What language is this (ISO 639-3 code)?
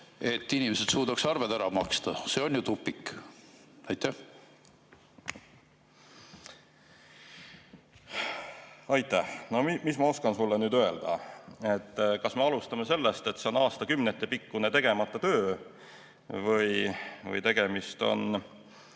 est